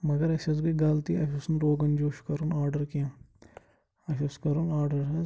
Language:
Kashmiri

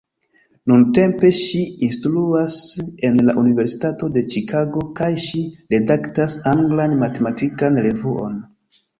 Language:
Esperanto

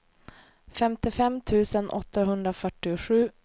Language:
Swedish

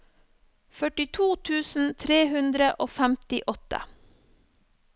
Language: Norwegian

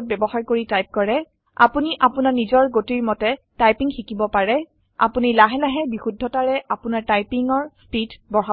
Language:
Assamese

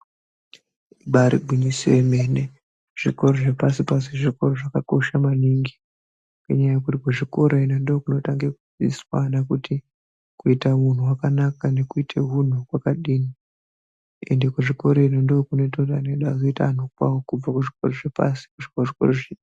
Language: Ndau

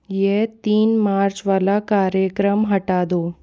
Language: Hindi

